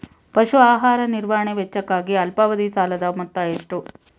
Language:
Kannada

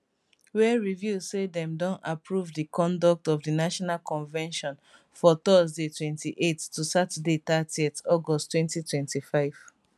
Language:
Nigerian Pidgin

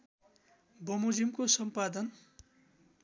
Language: Nepali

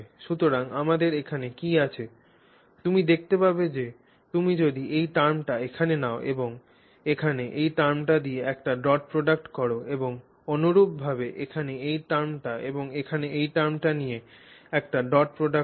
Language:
Bangla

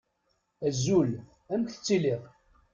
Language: Kabyle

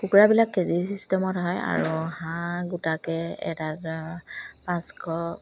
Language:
Assamese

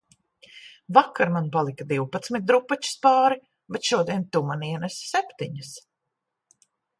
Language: Latvian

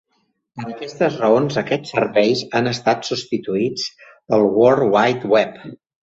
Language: Catalan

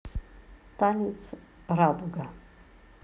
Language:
Russian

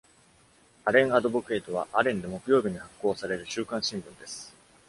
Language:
Japanese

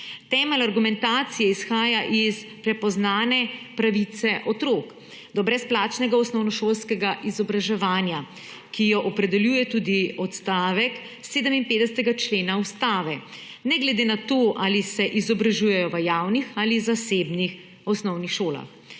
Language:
Slovenian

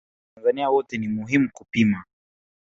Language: Swahili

